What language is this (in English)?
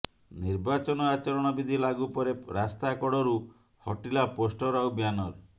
Odia